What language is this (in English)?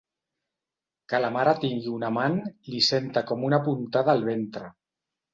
Catalan